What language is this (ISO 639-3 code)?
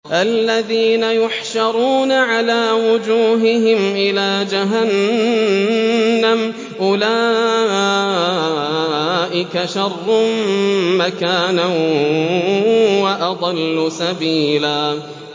ara